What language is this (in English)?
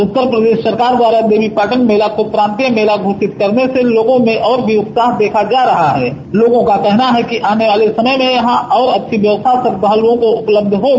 Hindi